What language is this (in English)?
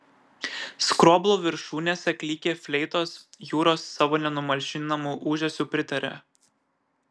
Lithuanian